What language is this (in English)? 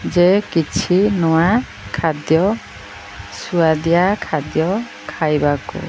Odia